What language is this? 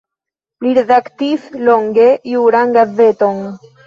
Esperanto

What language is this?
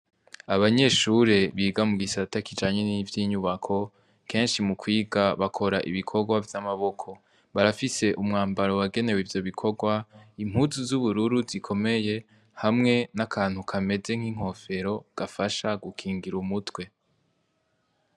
Rundi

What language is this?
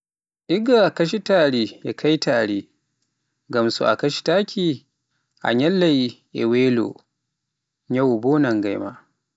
Pular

